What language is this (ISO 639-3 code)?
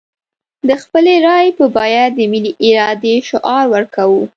pus